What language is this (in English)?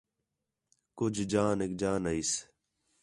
Khetrani